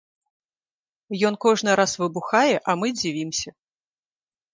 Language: Belarusian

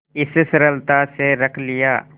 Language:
Hindi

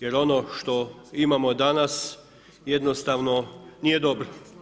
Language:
Croatian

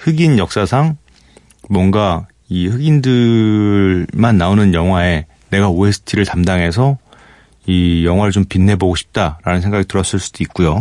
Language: Korean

